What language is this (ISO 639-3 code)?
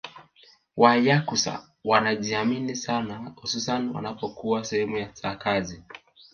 swa